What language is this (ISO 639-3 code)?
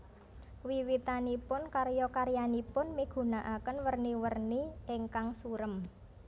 jav